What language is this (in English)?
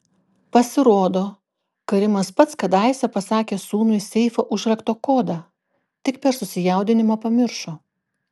Lithuanian